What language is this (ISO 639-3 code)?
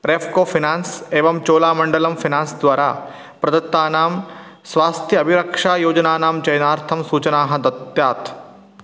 san